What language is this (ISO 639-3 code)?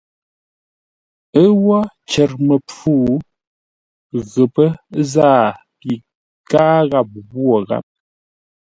nla